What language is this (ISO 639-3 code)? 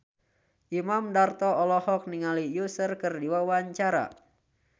sun